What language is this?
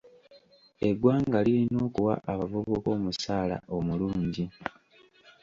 Ganda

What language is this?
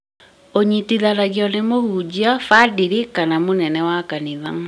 Kikuyu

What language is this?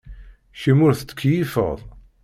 Kabyle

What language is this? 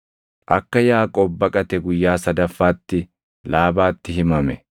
Oromo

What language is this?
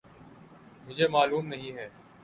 Urdu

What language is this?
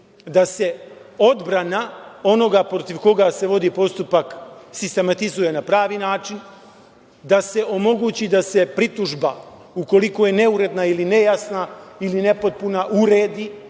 Serbian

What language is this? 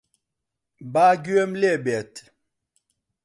Central Kurdish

